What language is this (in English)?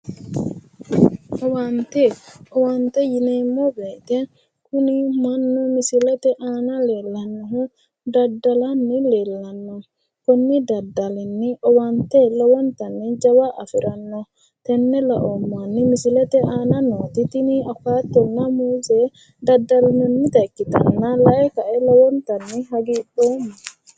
Sidamo